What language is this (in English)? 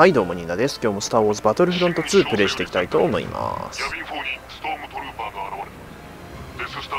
Japanese